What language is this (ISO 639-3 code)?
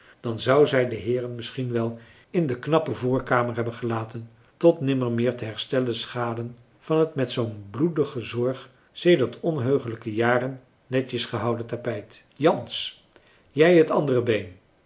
nld